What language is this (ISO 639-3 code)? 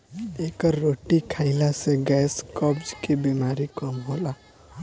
bho